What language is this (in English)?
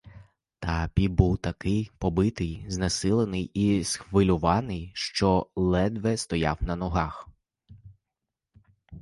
Ukrainian